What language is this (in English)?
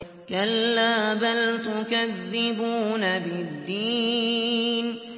Arabic